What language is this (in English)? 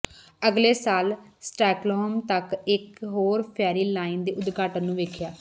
Punjabi